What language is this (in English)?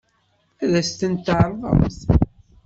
Kabyle